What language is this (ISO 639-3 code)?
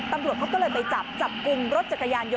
tha